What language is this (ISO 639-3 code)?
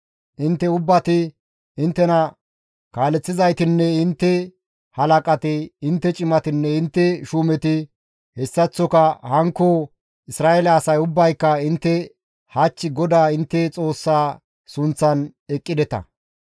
gmv